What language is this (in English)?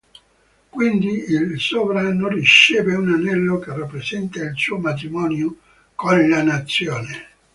Italian